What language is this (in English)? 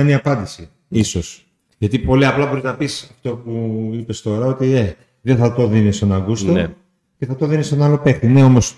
Greek